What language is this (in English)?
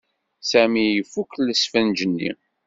Kabyle